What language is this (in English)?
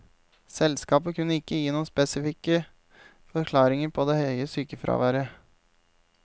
Norwegian